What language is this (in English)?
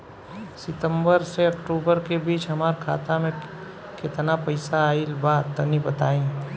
Bhojpuri